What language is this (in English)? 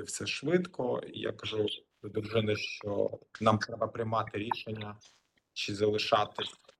Ukrainian